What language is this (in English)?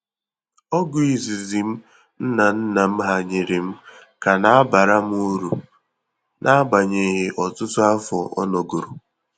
Igbo